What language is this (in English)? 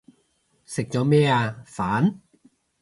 Cantonese